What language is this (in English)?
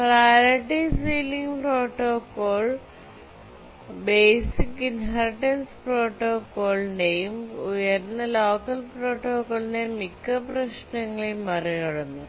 Malayalam